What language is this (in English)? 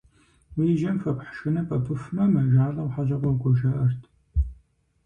Kabardian